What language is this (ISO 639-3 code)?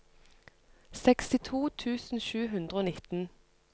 nor